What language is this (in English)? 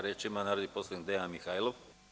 Serbian